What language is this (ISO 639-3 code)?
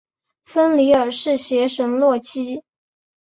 zho